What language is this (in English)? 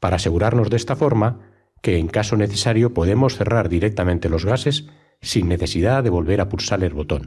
Spanish